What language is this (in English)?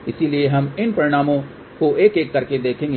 Hindi